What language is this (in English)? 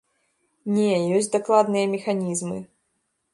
Belarusian